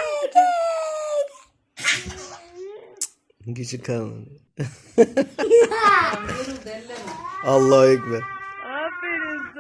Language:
Turkish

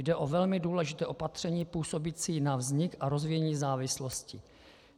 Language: Czech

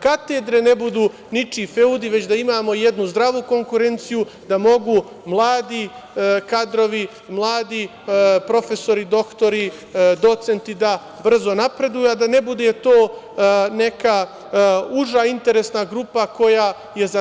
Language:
Serbian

